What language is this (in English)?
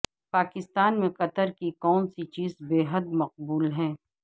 Urdu